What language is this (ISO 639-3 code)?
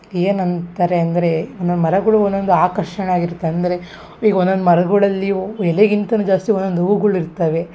kan